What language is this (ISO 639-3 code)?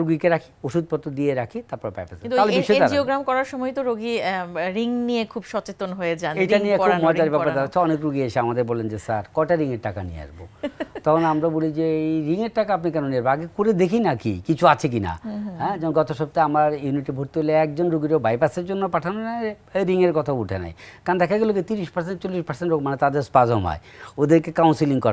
hin